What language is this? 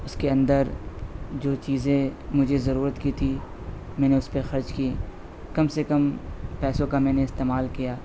Urdu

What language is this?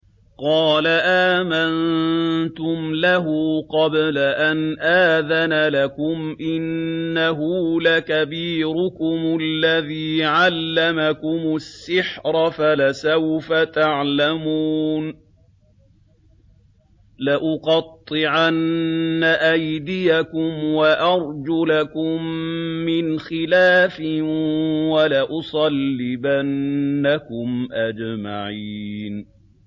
Arabic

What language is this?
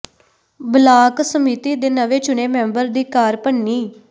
Punjabi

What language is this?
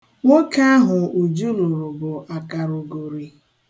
Igbo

